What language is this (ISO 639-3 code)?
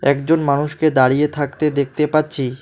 ben